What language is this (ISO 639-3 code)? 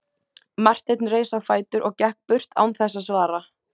isl